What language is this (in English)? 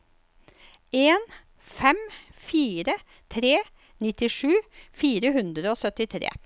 Norwegian